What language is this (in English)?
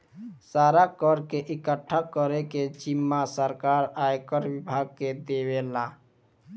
Bhojpuri